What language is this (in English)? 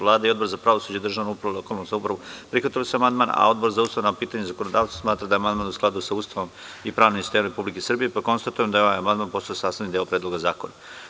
Serbian